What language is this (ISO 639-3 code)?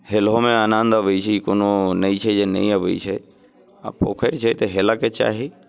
mai